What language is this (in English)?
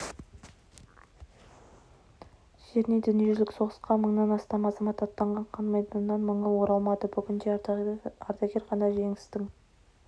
Kazakh